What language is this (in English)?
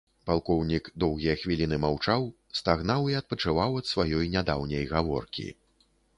Belarusian